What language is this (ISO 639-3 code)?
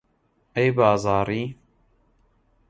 ckb